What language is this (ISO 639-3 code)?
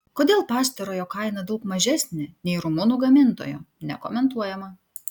lit